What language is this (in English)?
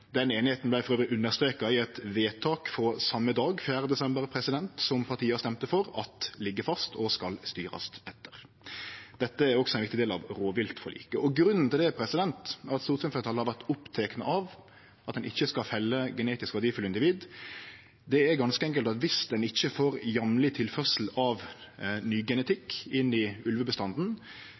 Norwegian Nynorsk